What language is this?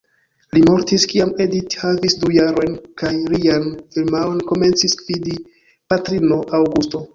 Esperanto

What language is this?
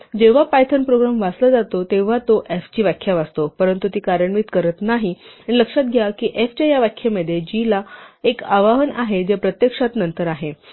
Marathi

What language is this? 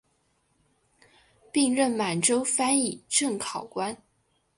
Chinese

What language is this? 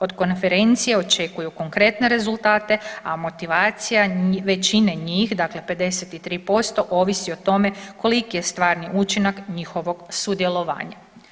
Croatian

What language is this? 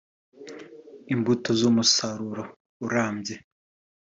Kinyarwanda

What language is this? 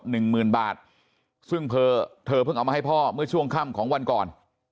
Thai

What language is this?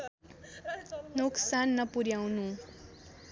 Nepali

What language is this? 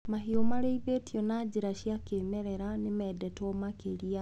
Kikuyu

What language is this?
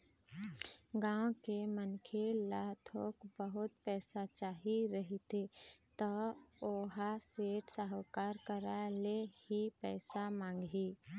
Chhattisgarhi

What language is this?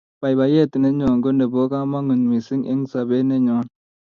Kalenjin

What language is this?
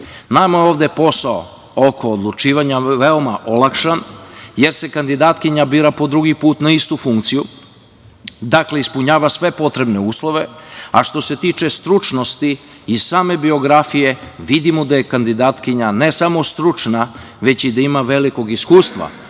Serbian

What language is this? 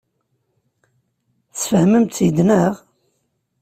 Kabyle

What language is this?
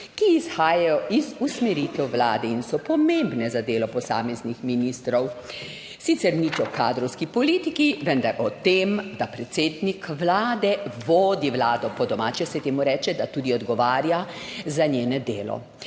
Slovenian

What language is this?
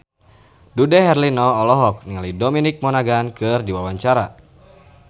Sundanese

